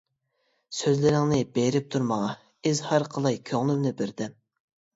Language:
Uyghur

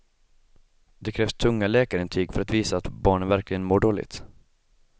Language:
Swedish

